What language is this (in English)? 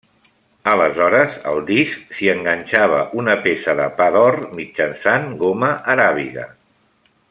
Catalan